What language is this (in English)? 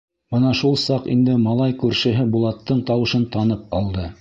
Bashkir